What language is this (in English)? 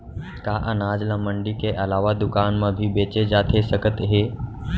Chhattisgarhi